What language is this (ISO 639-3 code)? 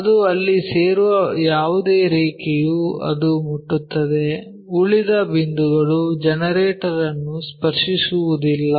kan